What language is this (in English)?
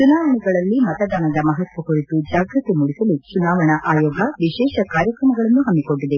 Kannada